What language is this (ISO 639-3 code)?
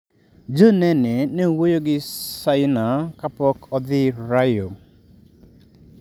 luo